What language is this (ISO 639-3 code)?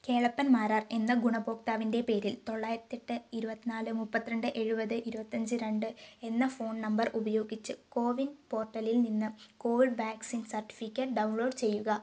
mal